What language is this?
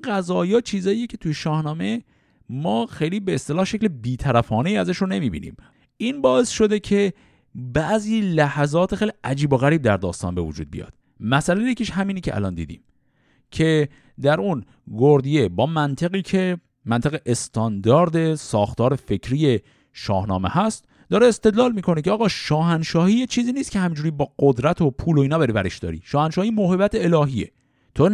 Persian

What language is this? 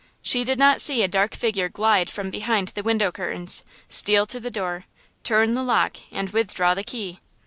English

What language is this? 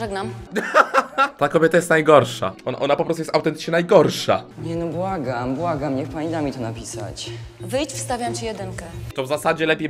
Polish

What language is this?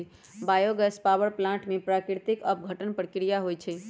Magahi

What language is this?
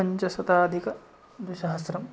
Sanskrit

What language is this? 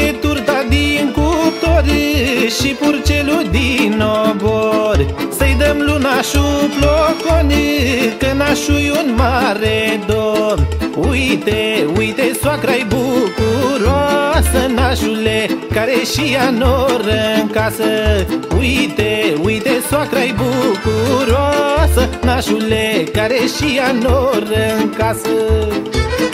Romanian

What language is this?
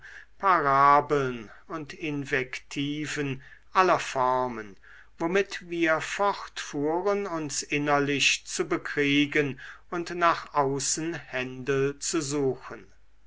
German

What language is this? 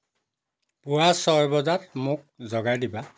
Assamese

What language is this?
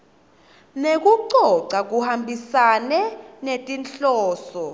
Swati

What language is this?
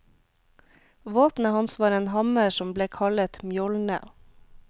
Norwegian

